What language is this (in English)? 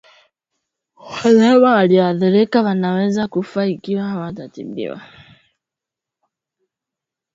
Swahili